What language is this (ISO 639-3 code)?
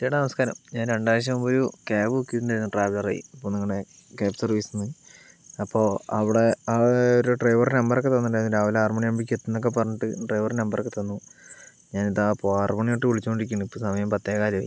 mal